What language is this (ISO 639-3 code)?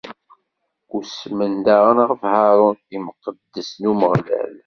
kab